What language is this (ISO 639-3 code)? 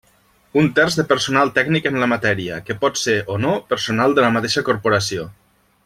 cat